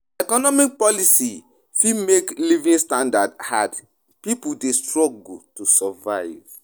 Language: Nigerian Pidgin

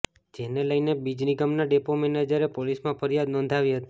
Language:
Gujarati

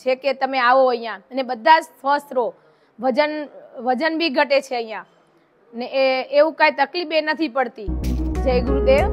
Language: Gujarati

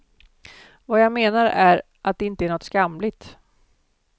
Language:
Swedish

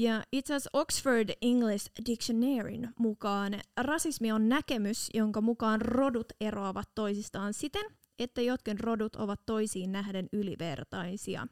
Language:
Finnish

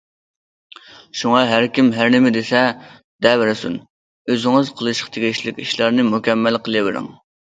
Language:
Uyghur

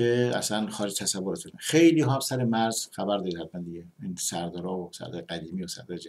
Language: Persian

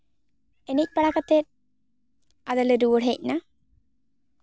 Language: Santali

